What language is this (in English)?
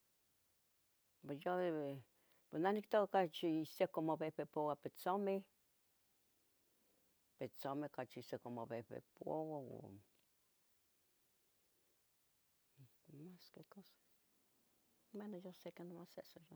Tetelcingo Nahuatl